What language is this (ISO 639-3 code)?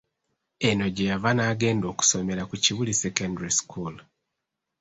lug